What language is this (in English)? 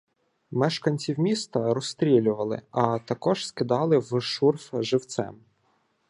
Ukrainian